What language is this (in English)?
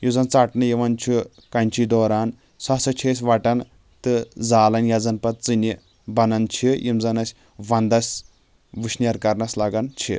Kashmiri